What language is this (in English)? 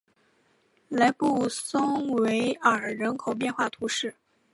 Chinese